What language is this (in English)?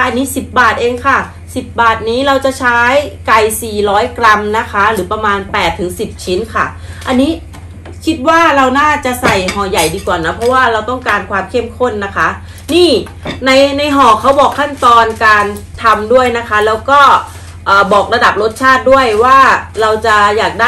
Thai